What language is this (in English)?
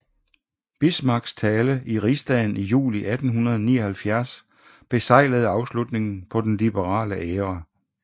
Danish